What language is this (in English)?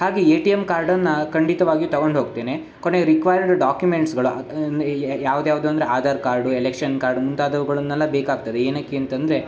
Kannada